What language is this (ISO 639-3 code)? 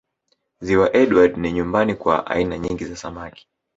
swa